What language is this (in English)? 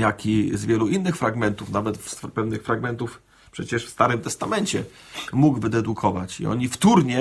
Polish